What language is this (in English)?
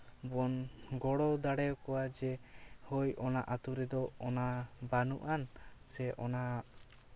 Santali